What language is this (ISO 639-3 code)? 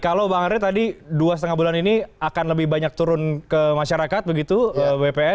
ind